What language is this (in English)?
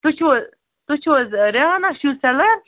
Kashmiri